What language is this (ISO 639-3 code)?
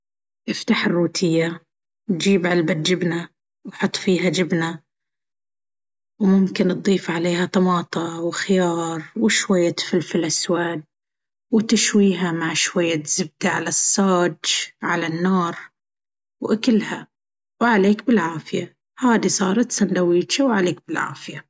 abv